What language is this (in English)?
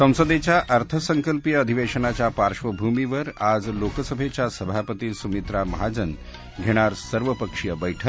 Marathi